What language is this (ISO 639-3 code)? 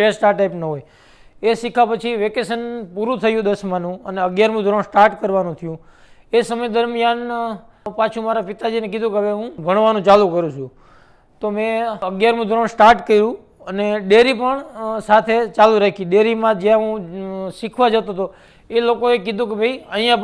guj